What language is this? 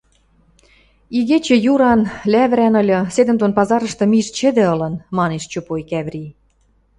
Western Mari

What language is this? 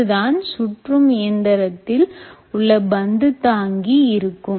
Tamil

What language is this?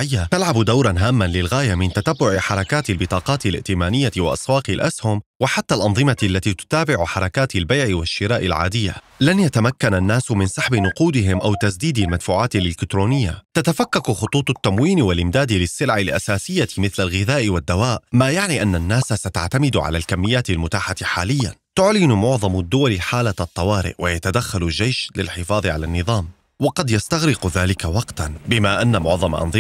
Arabic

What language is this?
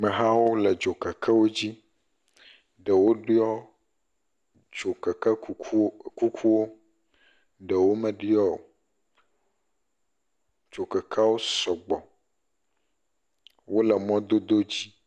Ewe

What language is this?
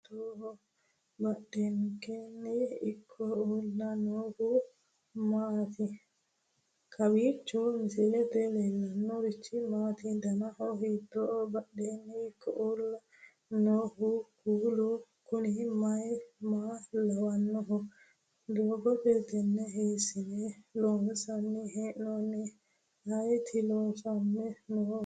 Sidamo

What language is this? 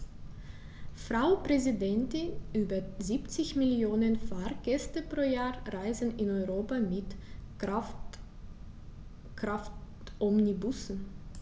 German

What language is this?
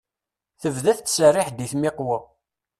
Kabyle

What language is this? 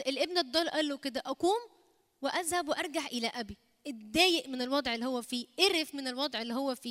Arabic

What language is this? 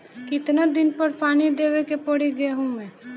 Bhojpuri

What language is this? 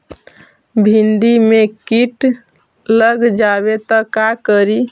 Magahi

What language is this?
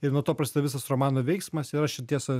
Lithuanian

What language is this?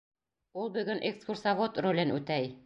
Bashkir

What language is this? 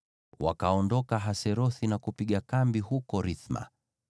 Swahili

